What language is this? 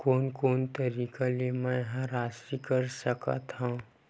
Chhattisgarhi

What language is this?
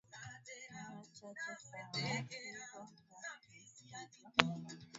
Swahili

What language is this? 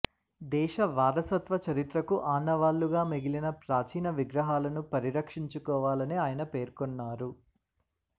Telugu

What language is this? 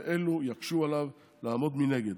Hebrew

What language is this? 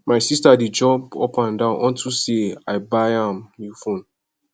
Nigerian Pidgin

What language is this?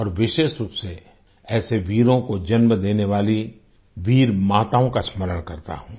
Hindi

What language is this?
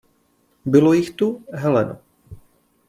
Czech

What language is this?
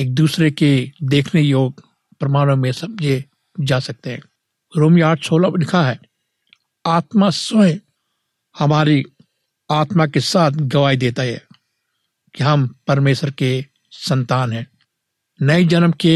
Hindi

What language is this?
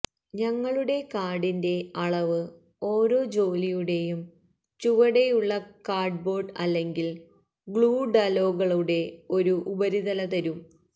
Malayalam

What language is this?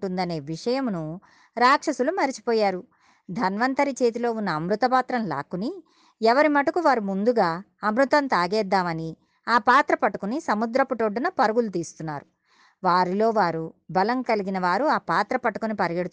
Telugu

